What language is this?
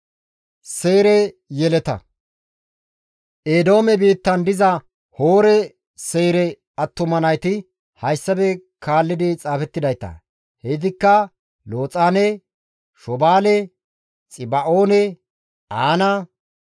Gamo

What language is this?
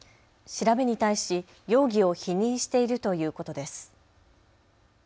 Japanese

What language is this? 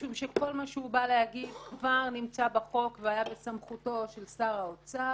Hebrew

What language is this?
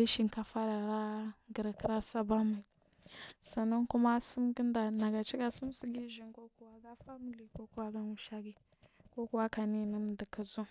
Marghi South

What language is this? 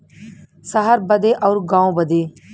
Bhojpuri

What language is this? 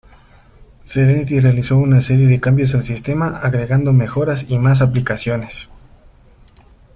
Spanish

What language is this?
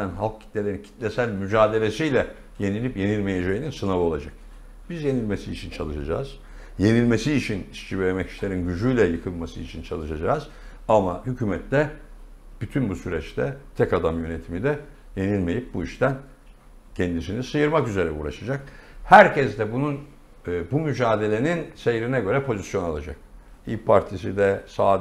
Turkish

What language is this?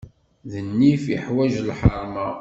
Kabyle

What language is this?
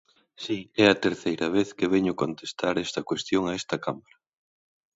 Galician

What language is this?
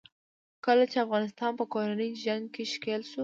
Pashto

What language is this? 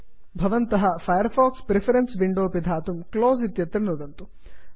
Sanskrit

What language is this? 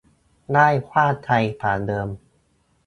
Thai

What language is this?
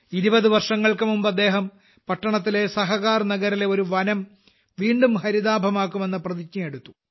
Malayalam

